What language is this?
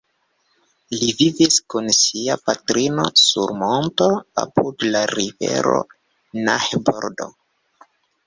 Esperanto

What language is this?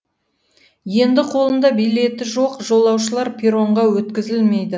Kazakh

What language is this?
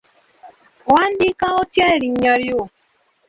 Ganda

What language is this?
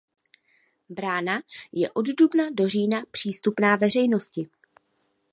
Czech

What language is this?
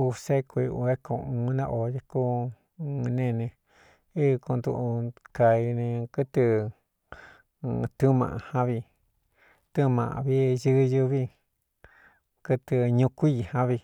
Cuyamecalco Mixtec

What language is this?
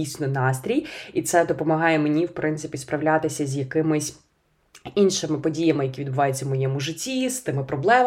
Ukrainian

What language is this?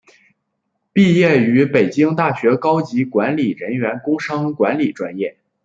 Chinese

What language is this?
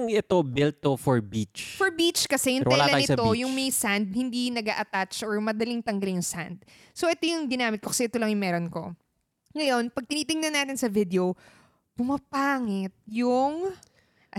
Filipino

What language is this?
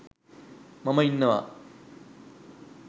Sinhala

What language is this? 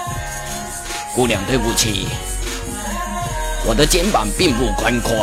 Chinese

